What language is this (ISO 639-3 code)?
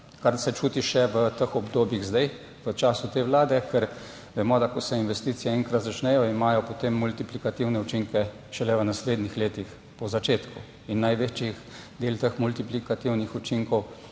slv